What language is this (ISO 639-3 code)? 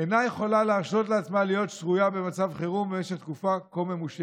heb